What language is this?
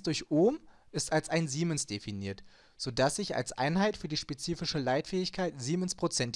German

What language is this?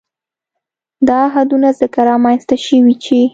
Pashto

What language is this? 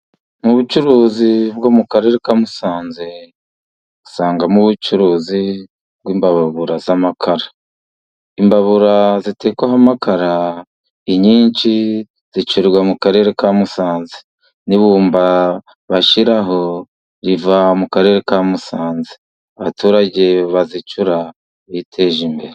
Kinyarwanda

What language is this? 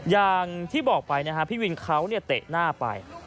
Thai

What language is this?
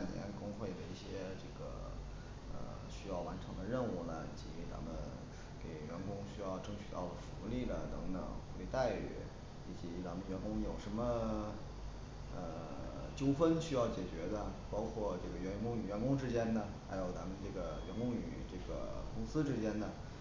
Chinese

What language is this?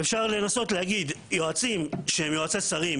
Hebrew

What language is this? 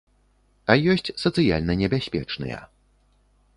Belarusian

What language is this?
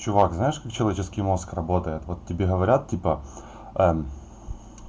Russian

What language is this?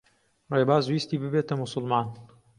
Central Kurdish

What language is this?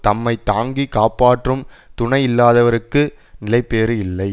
Tamil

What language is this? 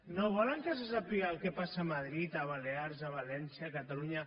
Catalan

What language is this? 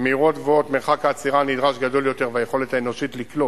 Hebrew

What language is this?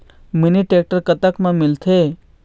Chhattisgarhi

